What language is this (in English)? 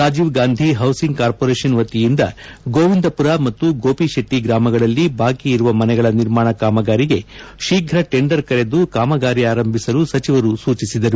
Kannada